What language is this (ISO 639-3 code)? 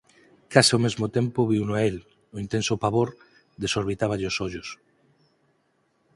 glg